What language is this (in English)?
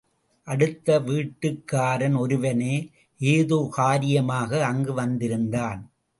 Tamil